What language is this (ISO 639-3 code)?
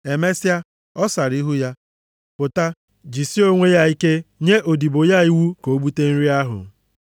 ibo